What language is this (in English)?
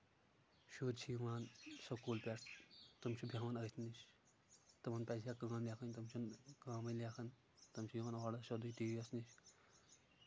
Kashmiri